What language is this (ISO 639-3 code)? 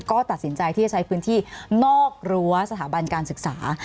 tha